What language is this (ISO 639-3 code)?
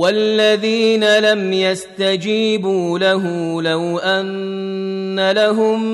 ara